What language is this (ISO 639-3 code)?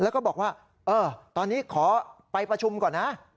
tha